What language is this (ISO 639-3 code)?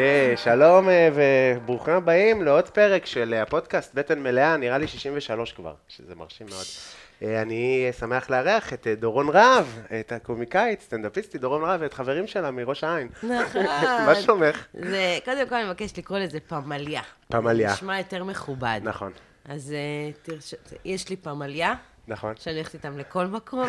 heb